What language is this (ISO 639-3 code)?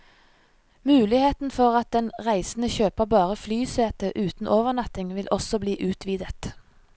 nor